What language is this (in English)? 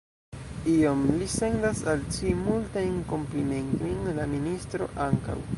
Esperanto